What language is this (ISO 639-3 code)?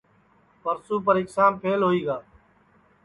ssi